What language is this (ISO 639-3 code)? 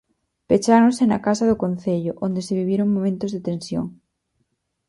glg